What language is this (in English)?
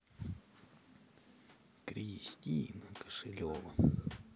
Russian